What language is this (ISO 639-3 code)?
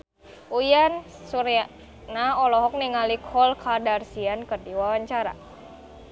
sun